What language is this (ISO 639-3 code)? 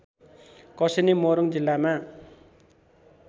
nep